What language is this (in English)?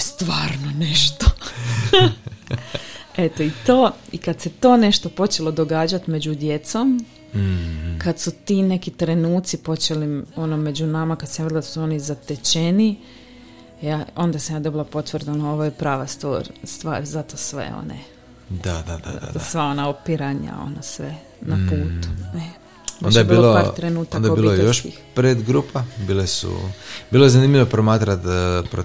Croatian